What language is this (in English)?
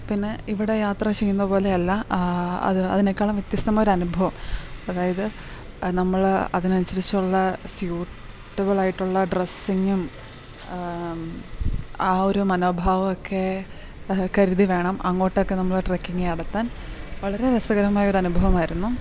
Malayalam